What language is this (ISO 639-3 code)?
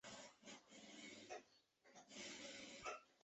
zho